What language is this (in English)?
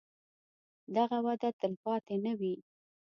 Pashto